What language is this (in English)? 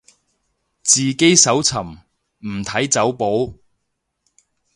Cantonese